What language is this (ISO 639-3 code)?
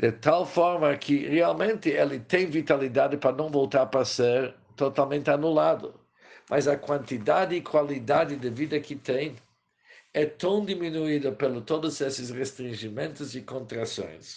por